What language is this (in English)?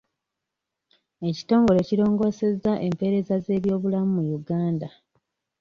Ganda